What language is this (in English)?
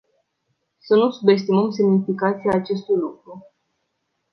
Romanian